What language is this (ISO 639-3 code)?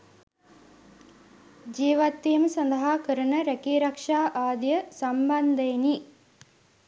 sin